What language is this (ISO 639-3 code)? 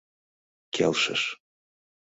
chm